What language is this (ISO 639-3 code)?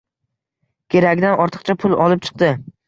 uzb